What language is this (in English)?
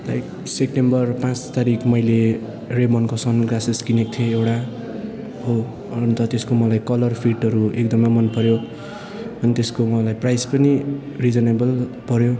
Nepali